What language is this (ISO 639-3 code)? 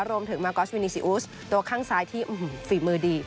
tha